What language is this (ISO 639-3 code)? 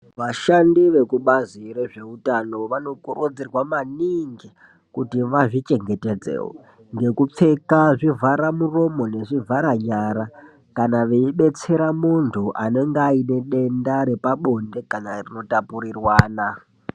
ndc